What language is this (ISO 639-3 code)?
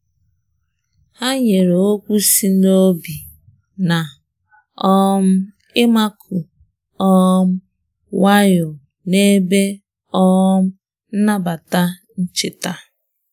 ibo